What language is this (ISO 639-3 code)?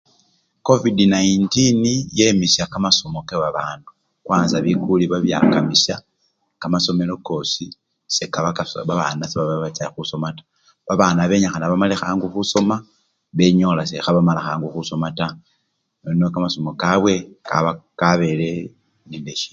luy